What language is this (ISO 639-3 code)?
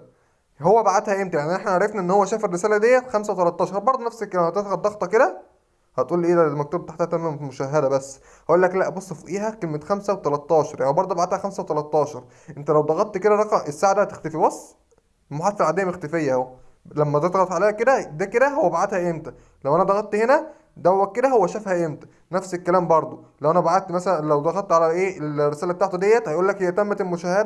ara